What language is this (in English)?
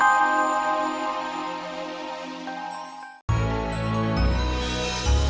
Indonesian